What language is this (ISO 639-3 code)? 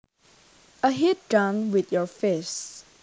jav